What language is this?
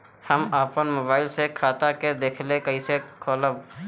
Bhojpuri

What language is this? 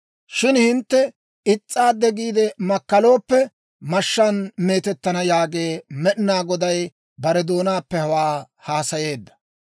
Dawro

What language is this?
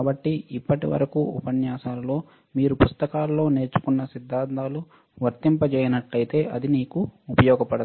Telugu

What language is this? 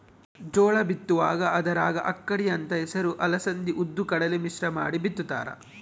Kannada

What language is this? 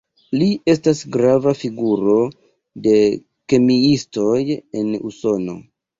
Esperanto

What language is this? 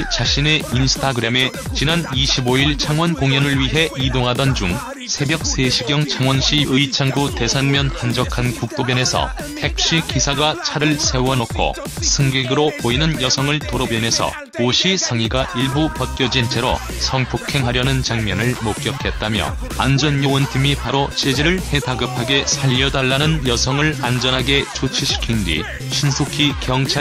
Korean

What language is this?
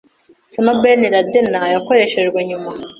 Kinyarwanda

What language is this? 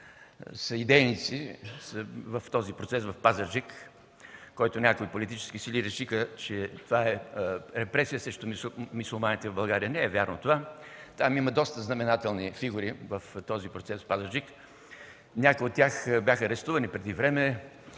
Bulgarian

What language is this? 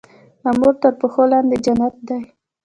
Pashto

